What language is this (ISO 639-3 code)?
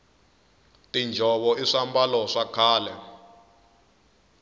tso